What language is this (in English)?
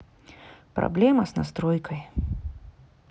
Russian